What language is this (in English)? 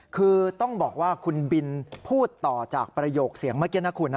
Thai